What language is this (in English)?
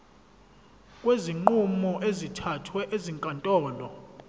Zulu